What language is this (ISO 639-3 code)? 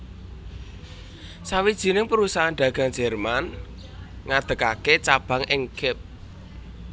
jav